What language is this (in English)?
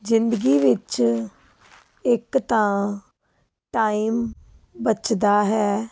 Punjabi